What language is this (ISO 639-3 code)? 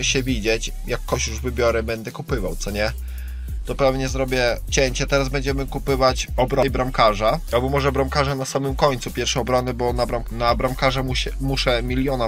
pol